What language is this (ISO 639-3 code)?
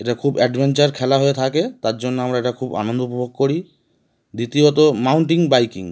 ben